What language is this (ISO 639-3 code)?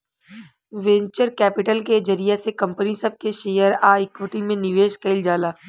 bho